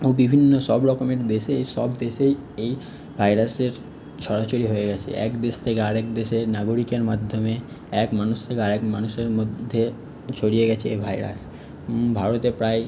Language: Bangla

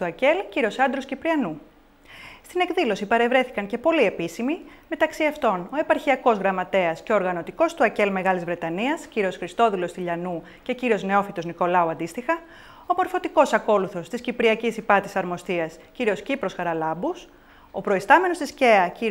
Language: Greek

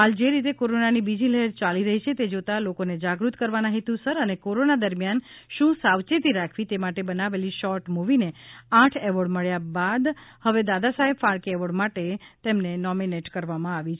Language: Gujarati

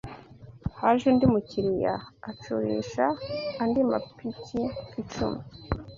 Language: Kinyarwanda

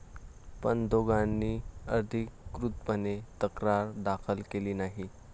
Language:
Marathi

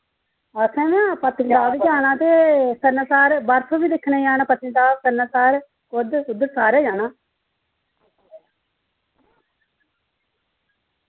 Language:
Dogri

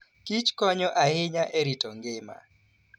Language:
Luo (Kenya and Tanzania)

